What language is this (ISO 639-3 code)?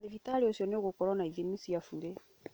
kik